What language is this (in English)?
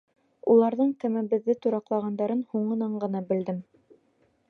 Bashkir